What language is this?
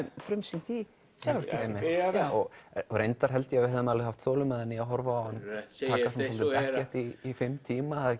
Icelandic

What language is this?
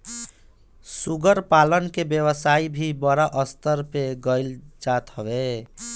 Bhojpuri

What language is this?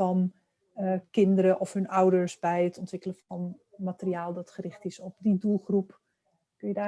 Dutch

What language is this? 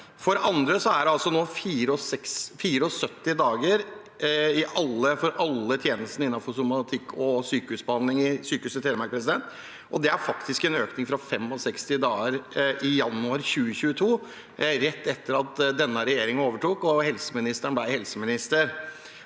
Norwegian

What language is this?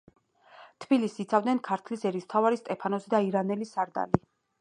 Georgian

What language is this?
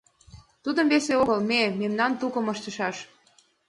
Mari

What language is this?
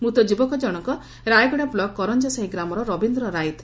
Odia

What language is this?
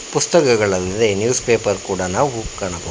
Kannada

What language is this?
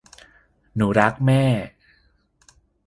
Thai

